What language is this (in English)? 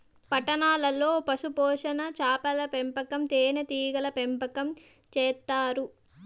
Telugu